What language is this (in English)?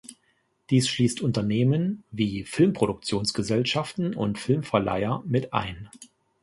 German